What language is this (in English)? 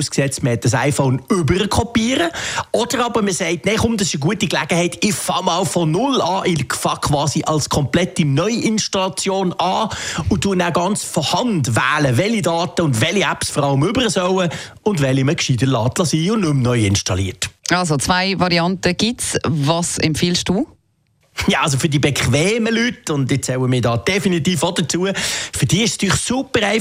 German